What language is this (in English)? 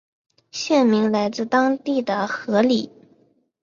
Chinese